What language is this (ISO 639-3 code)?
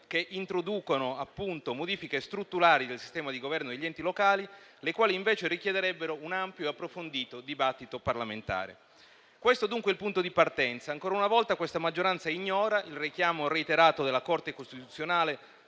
ita